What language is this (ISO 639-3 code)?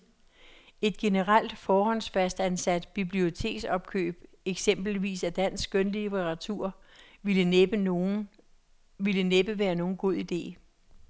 dan